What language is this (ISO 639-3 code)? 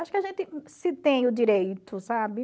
por